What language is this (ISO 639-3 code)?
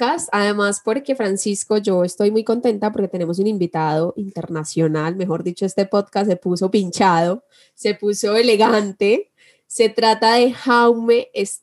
spa